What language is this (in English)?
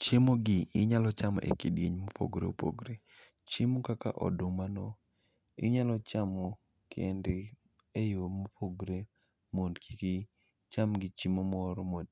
Luo (Kenya and Tanzania)